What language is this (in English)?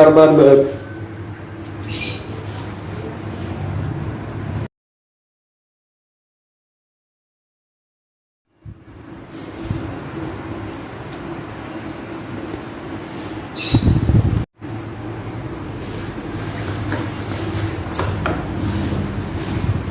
Indonesian